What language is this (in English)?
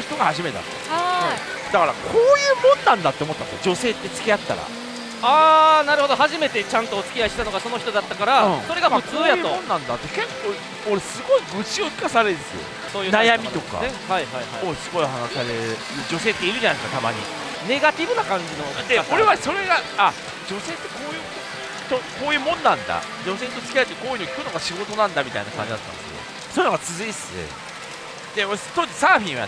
Japanese